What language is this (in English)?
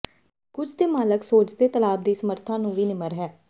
Punjabi